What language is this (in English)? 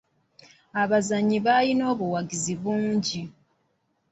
Ganda